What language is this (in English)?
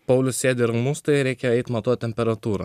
Lithuanian